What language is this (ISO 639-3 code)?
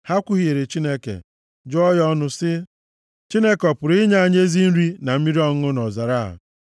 ibo